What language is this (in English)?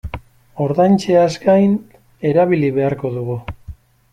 Basque